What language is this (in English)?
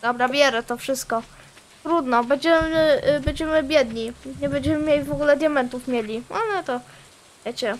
Polish